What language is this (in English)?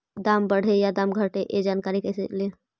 Magahi